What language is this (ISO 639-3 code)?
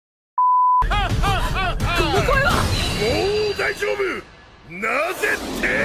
jpn